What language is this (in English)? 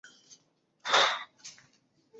Bangla